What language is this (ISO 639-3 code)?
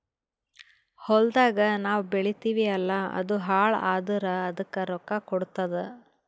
kan